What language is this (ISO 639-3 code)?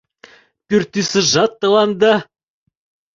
chm